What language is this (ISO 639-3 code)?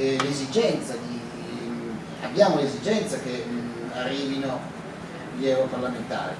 ita